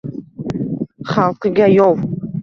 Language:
Uzbek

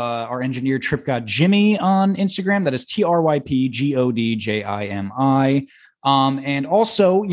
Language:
English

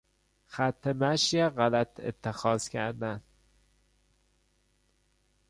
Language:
Persian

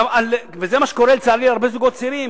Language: Hebrew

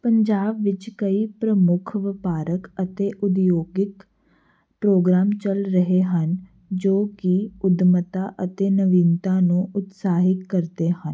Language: Punjabi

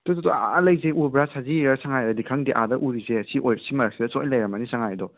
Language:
Manipuri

